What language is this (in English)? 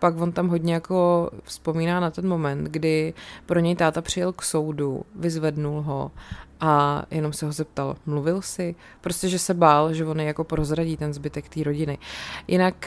Czech